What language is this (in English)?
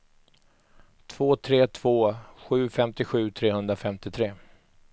Swedish